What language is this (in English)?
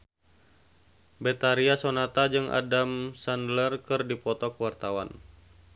Sundanese